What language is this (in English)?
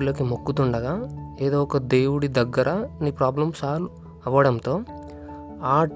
Telugu